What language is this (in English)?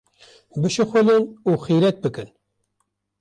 Kurdish